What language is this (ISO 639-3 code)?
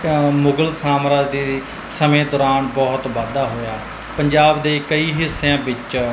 pan